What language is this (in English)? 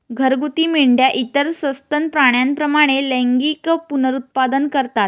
Marathi